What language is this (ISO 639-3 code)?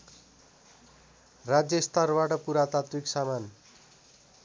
nep